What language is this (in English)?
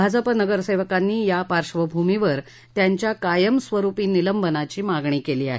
Marathi